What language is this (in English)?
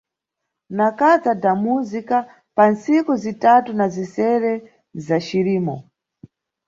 Nyungwe